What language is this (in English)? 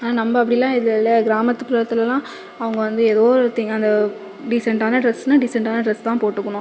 Tamil